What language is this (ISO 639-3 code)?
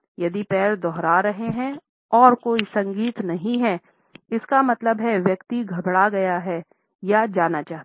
hin